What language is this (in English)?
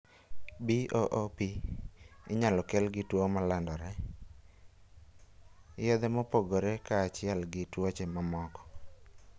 Luo (Kenya and Tanzania)